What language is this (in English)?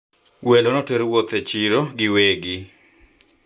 Luo (Kenya and Tanzania)